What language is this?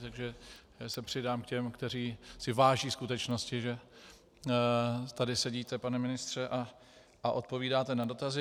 Czech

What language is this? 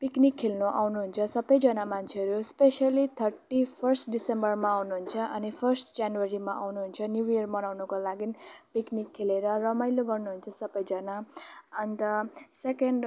Nepali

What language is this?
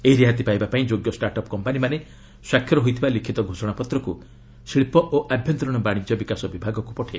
Odia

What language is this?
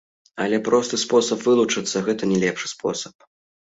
Belarusian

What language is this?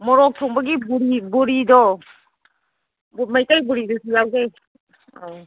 Manipuri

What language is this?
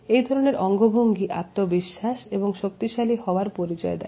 Bangla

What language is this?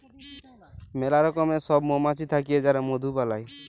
Bangla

